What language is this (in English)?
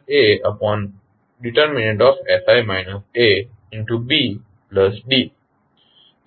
Gujarati